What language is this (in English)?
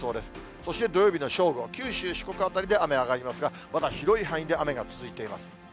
Japanese